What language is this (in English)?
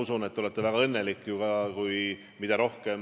Estonian